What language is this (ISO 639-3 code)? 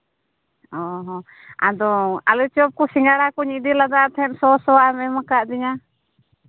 sat